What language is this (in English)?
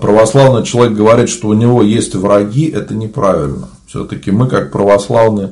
Russian